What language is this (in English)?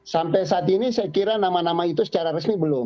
Indonesian